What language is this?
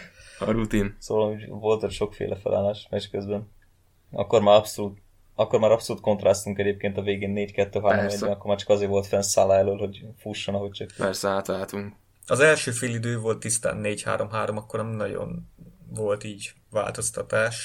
Hungarian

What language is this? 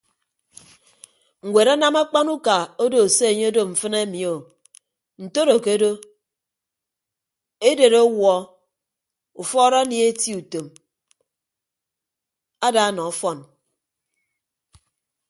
Ibibio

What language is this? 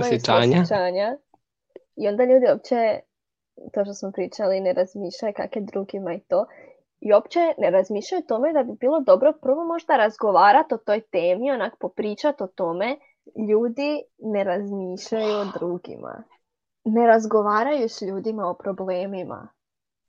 Croatian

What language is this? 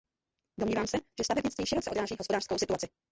Czech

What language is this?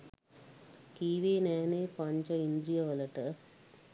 Sinhala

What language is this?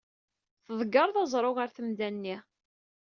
Kabyle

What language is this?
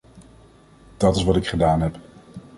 Dutch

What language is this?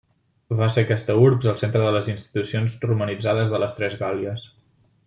Catalan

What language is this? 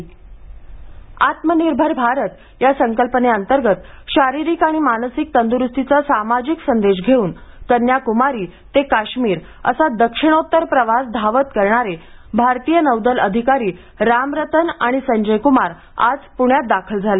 Marathi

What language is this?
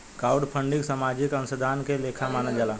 Bhojpuri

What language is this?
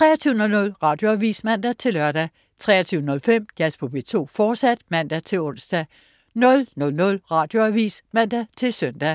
Danish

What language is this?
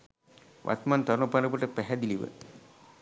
Sinhala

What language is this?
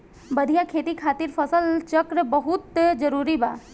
Bhojpuri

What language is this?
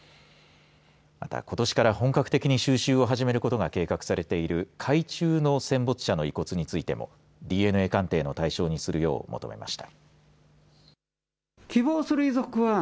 Japanese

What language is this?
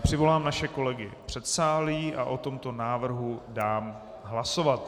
Czech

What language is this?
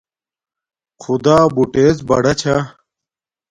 Domaaki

